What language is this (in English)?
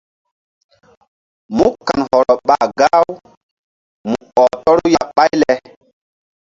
Mbum